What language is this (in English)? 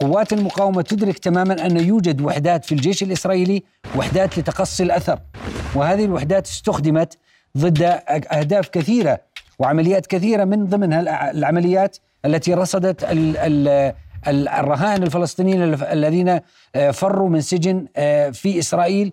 Arabic